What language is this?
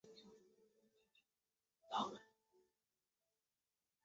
Chinese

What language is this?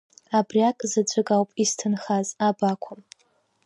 Abkhazian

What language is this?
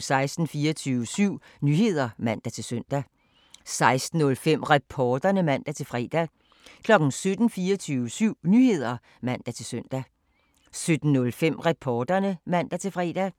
Danish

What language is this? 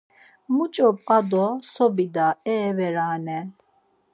Laz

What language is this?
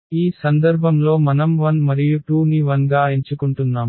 Telugu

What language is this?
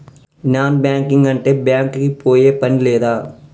Telugu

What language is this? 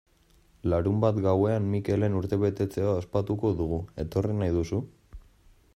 Basque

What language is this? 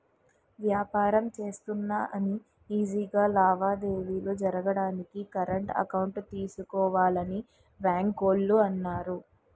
Telugu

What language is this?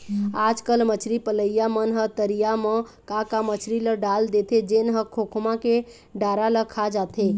Chhattisgarhi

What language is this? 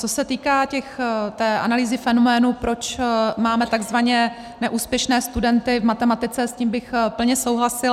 Czech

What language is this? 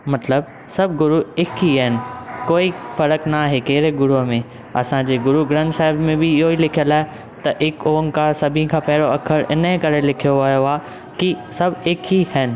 Sindhi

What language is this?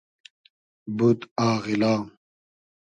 Hazaragi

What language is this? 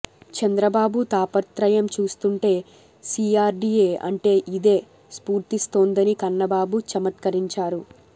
Telugu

